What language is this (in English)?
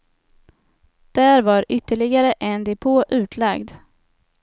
Swedish